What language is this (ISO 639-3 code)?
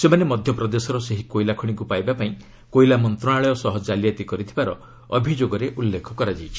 ori